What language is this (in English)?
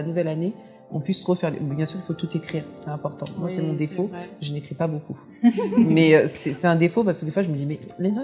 French